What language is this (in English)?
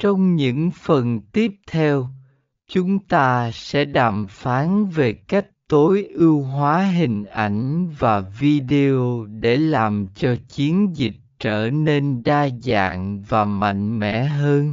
Vietnamese